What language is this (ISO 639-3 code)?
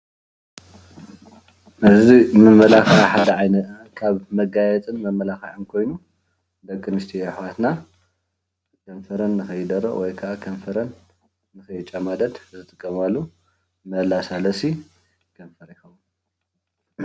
tir